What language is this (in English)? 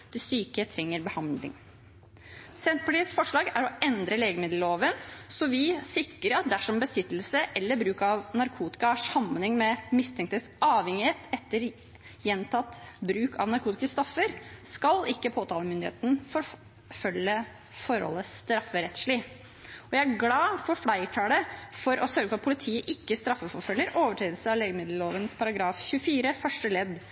Norwegian Bokmål